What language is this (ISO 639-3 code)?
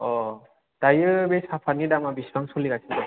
brx